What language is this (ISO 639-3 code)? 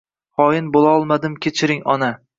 uzb